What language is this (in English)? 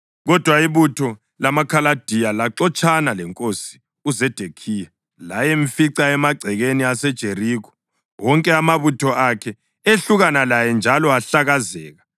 North Ndebele